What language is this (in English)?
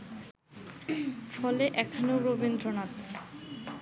Bangla